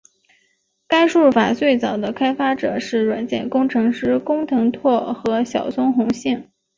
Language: Chinese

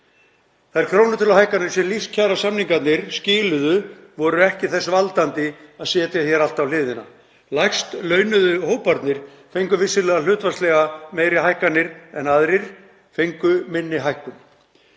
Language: Icelandic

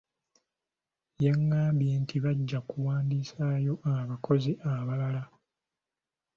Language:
Ganda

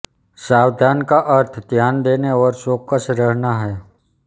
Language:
Hindi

